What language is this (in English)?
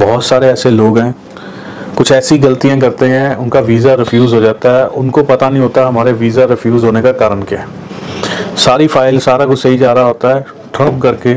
Hindi